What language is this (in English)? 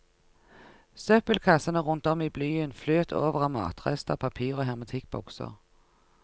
Norwegian